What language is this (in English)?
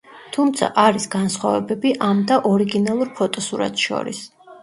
Georgian